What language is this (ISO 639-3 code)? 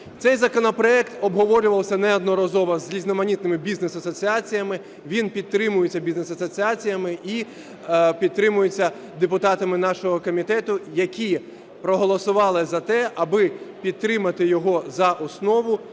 ukr